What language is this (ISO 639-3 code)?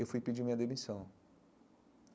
por